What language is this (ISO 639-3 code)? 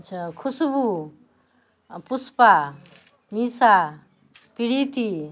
mai